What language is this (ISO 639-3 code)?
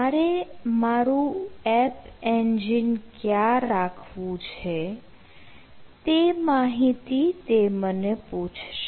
guj